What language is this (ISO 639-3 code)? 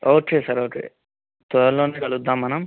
tel